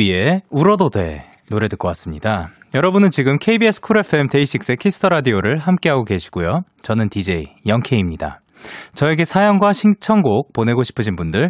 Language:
Korean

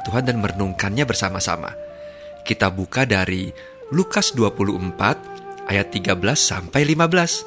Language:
Indonesian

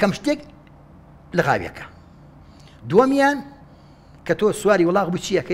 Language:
Arabic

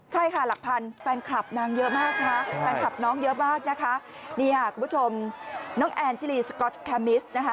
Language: Thai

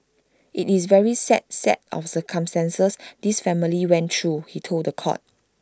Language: English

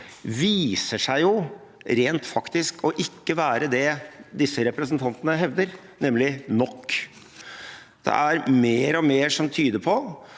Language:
Norwegian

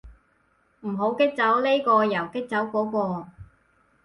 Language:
Cantonese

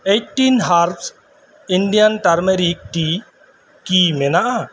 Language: Santali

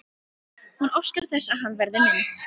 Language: Icelandic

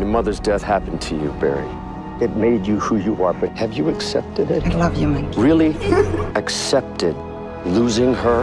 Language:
English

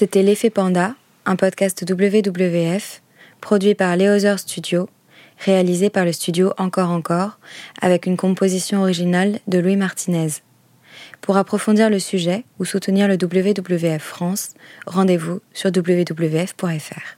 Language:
French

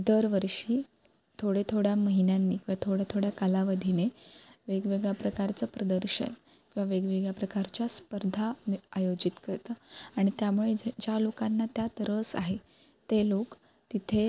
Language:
Marathi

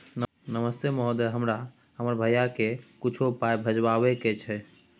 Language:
Maithili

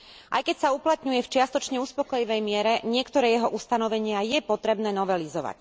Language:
Slovak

